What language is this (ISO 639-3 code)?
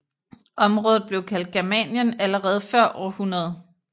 dan